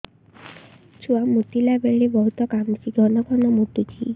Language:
Odia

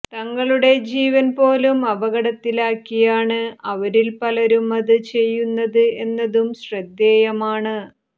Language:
Malayalam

